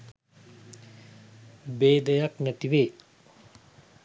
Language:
Sinhala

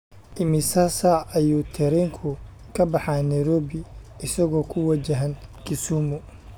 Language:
Somali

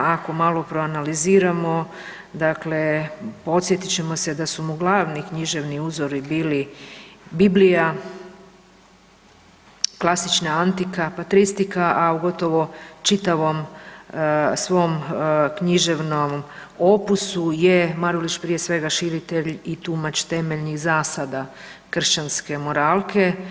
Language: Croatian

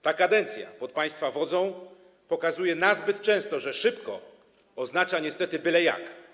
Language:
Polish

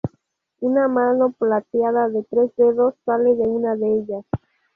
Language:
Spanish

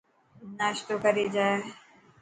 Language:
Dhatki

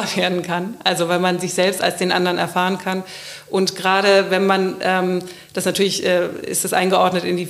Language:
German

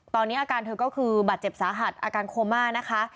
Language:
Thai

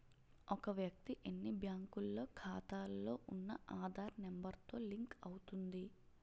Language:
Telugu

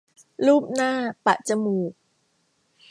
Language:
Thai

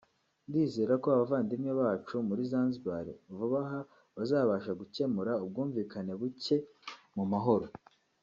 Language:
Kinyarwanda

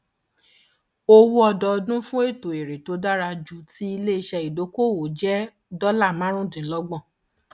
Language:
Yoruba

